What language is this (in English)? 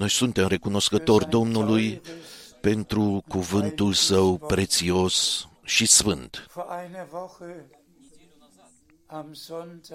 Romanian